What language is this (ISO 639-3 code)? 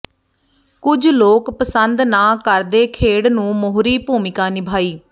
pan